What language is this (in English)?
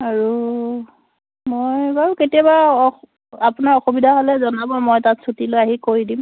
Assamese